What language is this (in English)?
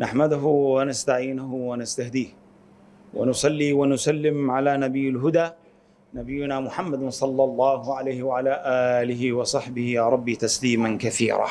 Arabic